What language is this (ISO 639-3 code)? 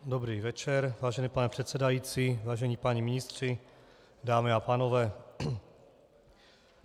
ces